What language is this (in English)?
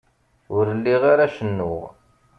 Kabyle